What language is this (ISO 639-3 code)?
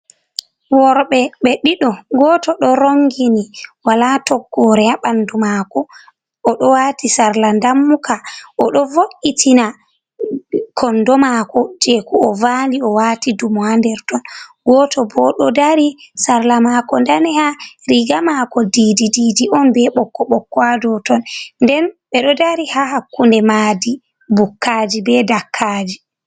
ful